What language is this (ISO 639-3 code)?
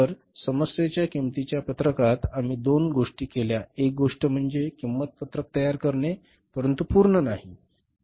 mar